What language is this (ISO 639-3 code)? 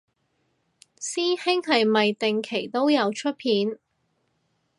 yue